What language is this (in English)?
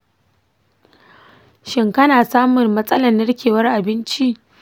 Hausa